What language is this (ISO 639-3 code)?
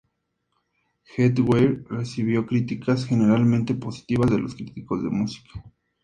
spa